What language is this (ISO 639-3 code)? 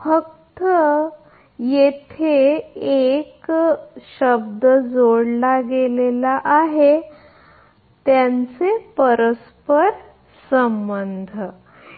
mar